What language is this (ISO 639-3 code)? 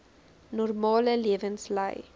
afr